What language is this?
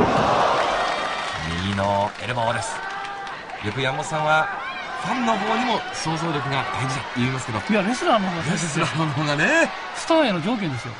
Japanese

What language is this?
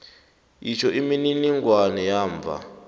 South Ndebele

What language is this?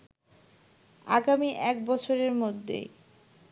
Bangla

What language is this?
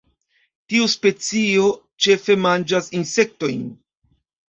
Esperanto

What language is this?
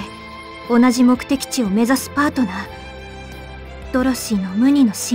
Japanese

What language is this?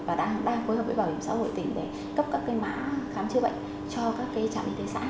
Vietnamese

